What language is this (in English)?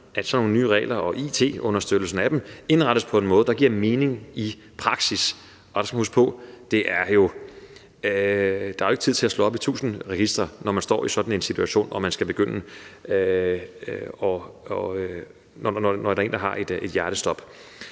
Danish